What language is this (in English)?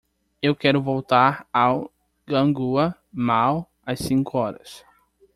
Portuguese